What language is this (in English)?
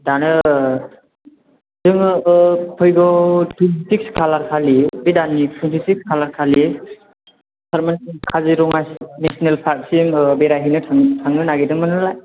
Bodo